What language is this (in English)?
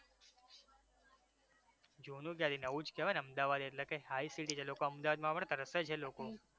Gujarati